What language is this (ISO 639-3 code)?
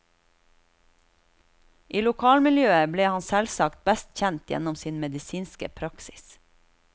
nor